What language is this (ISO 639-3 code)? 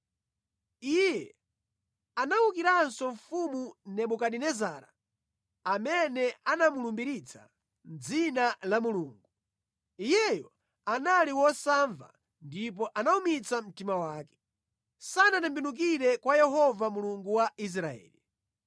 nya